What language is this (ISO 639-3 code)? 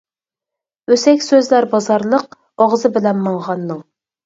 uig